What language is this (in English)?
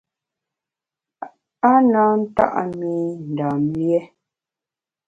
Bamun